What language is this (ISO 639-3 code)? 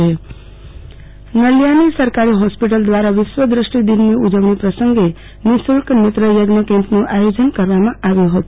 guj